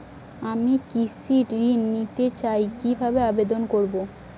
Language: Bangla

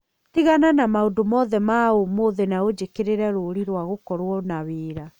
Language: Kikuyu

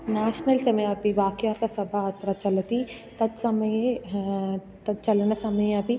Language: Sanskrit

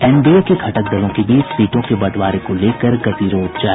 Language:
Hindi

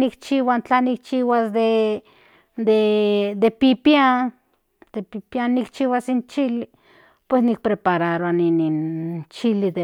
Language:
Central Nahuatl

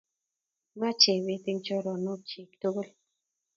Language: Kalenjin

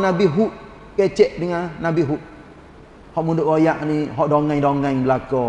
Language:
Malay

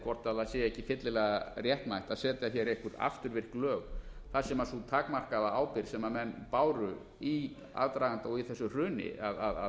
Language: Icelandic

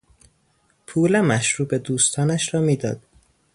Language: Persian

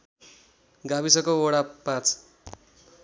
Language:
Nepali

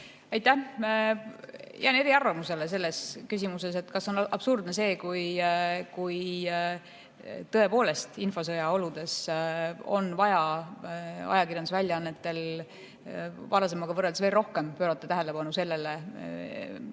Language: Estonian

